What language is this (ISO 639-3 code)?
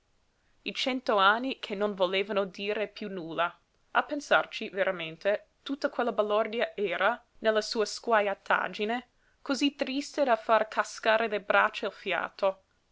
ita